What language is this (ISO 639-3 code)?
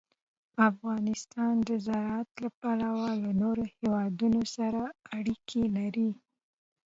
pus